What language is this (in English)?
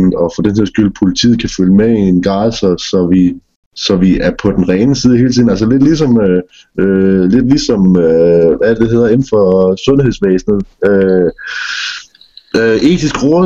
Danish